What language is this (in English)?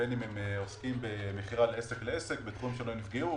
Hebrew